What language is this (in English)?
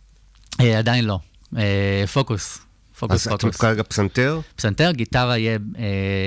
Hebrew